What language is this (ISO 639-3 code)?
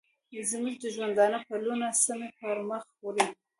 pus